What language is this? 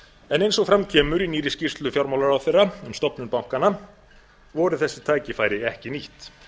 Icelandic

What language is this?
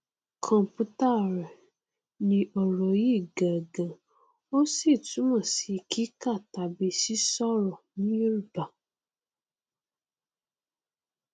Yoruba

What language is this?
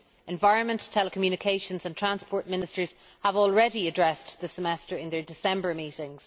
English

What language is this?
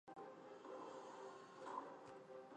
Chinese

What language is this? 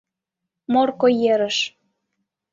Mari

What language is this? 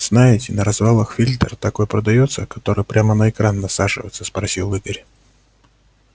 Russian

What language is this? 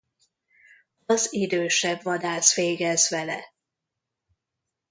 Hungarian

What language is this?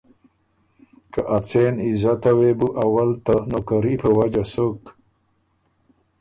Ormuri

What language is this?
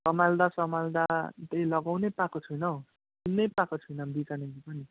Nepali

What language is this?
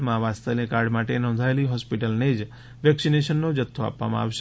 Gujarati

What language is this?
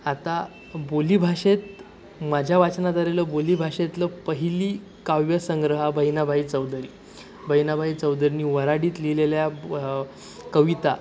Marathi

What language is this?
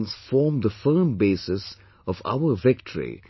English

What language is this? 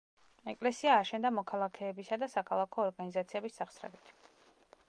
Georgian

